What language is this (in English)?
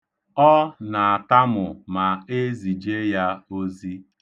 Igbo